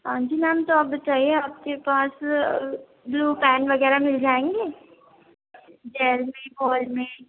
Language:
Urdu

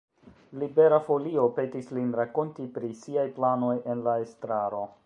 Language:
Esperanto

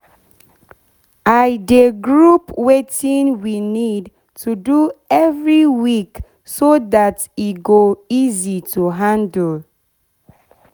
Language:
Nigerian Pidgin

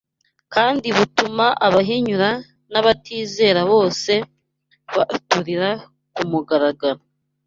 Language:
Kinyarwanda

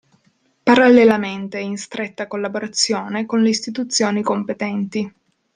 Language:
Italian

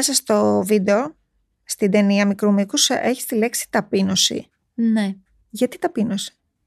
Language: Greek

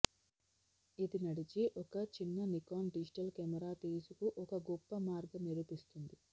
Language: Telugu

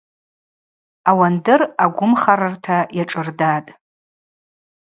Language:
Abaza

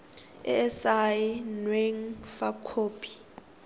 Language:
Tswana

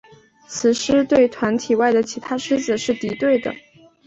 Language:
Chinese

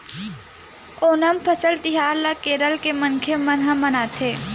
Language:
Chhattisgarhi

